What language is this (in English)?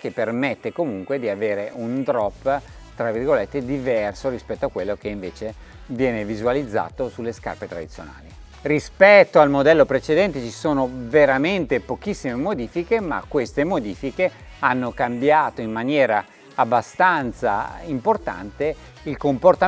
Italian